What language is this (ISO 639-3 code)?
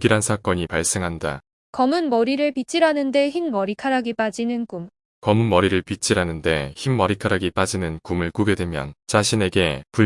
kor